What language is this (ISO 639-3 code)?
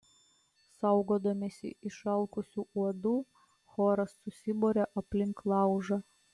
lit